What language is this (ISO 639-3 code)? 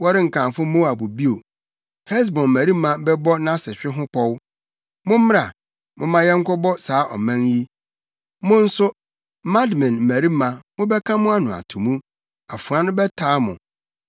aka